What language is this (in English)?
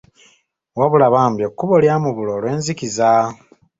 Ganda